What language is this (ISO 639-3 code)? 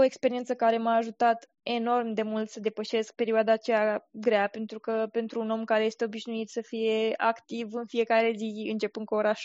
ron